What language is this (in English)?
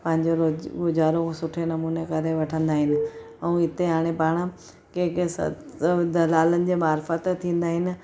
Sindhi